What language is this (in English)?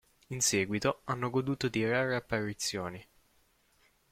Italian